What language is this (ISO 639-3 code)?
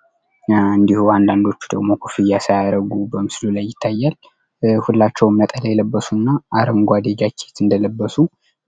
amh